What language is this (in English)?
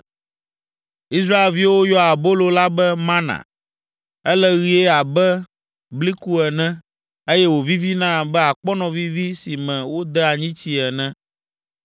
Ewe